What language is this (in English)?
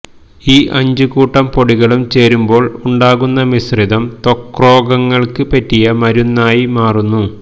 Malayalam